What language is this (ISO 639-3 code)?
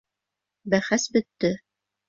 bak